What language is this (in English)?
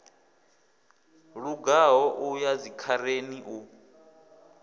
Venda